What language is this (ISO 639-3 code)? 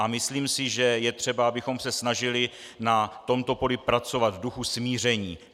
ces